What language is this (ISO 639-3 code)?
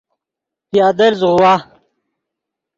ydg